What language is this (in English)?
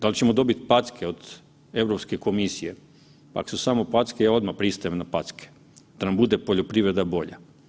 Croatian